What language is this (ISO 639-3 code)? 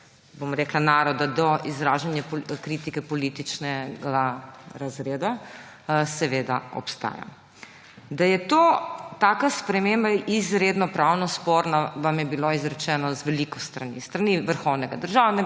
slv